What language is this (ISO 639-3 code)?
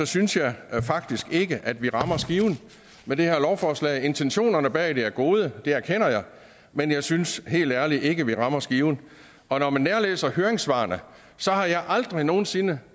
dan